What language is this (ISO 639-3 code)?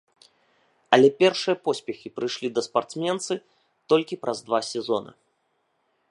bel